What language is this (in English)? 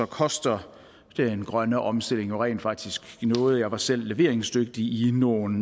Danish